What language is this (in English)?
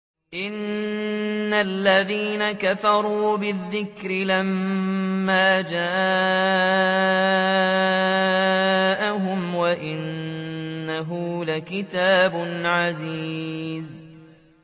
Arabic